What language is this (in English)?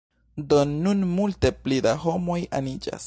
Esperanto